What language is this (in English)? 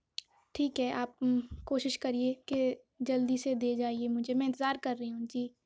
Urdu